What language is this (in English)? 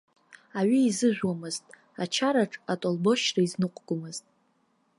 Abkhazian